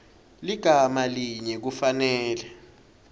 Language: Swati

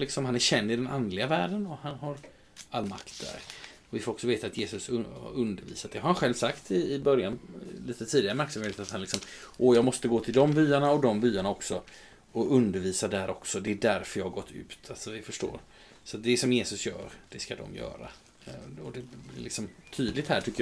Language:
Swedish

